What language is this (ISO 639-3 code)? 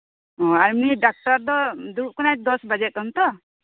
sat